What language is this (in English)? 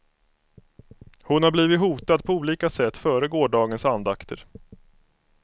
Swedish